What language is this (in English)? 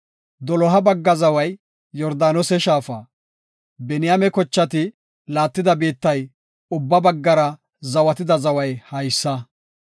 Gofa